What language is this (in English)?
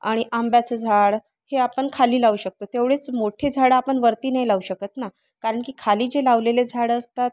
Marathi